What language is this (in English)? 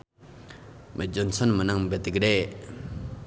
Sundanese